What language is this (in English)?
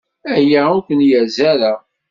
Kabyle